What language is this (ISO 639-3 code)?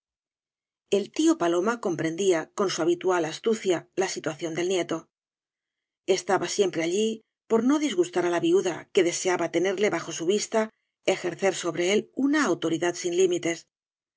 spa